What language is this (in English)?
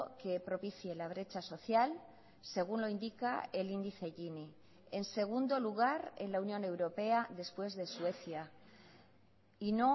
Spanish